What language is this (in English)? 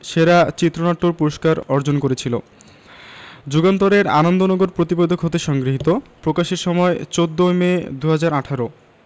Bangla